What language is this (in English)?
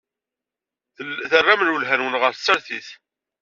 Kabyle